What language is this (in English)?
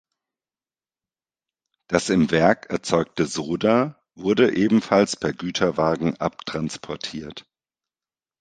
German